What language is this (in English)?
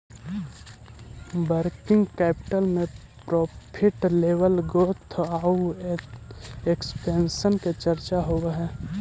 Magahi